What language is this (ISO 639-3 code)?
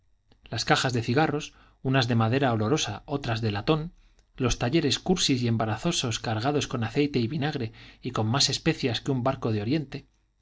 spa